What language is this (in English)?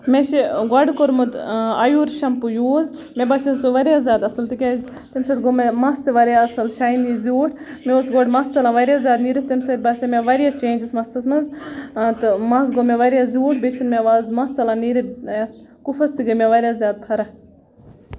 Kashmiri